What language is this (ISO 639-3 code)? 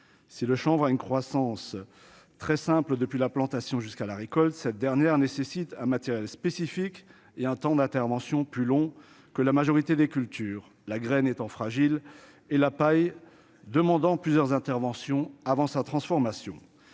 fra